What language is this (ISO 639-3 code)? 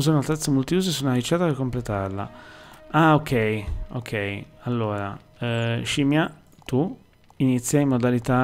ita